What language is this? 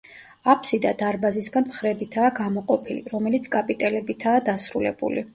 Georgian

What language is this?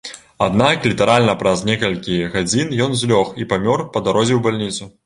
Belarusian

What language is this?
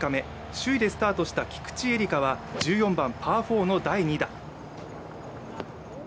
Japanese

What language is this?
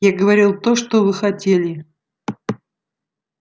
Russian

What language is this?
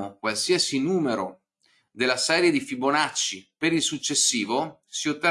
Italian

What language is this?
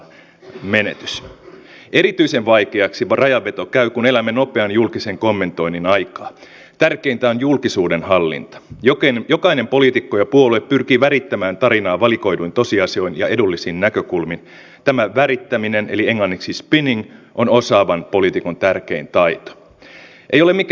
Finnish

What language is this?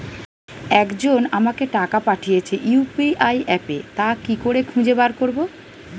Bangla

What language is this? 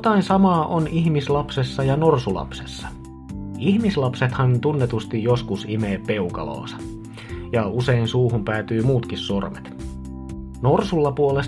Finnish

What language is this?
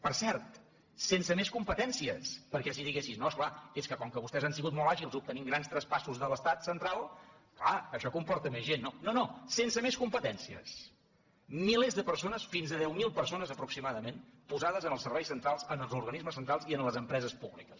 Catalan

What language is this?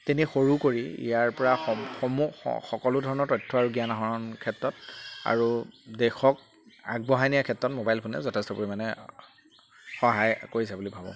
Assamese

